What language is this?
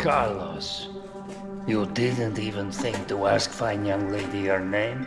Portuguese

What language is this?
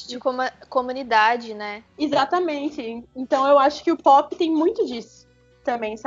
Portuguese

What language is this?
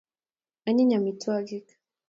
Kalenjin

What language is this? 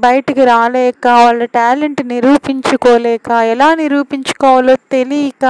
Telugu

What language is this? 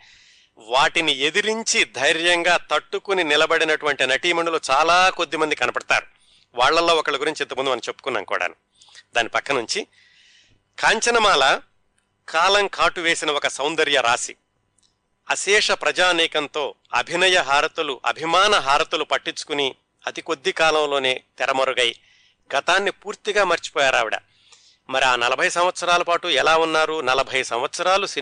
Telugu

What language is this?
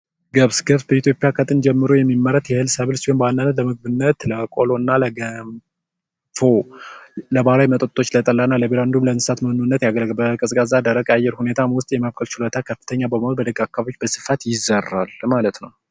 Amharic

